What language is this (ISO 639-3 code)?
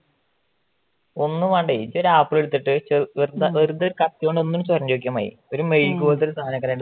mal